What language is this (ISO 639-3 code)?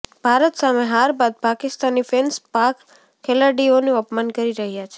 guj